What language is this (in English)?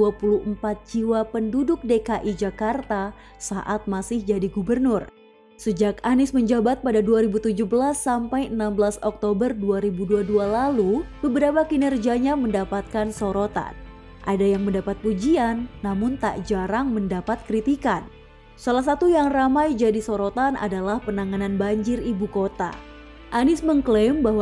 Indonesian